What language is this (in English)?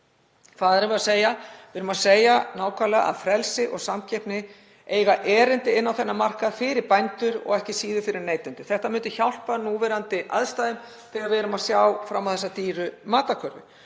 Icelandic